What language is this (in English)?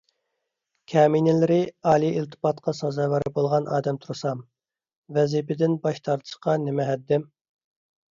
Uyghur